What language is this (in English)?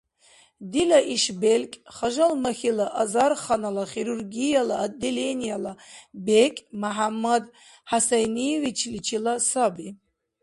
Dargwa